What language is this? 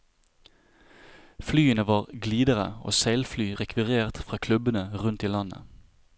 Norwegian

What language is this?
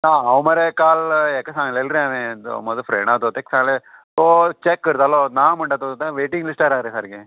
Konkani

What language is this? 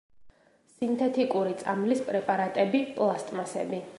Georgian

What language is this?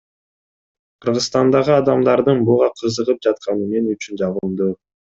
Kyrgyz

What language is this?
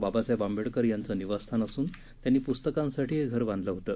Marathi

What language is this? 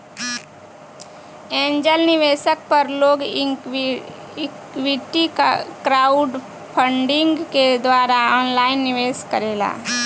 Bhojpuri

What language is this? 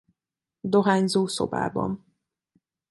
Hungarian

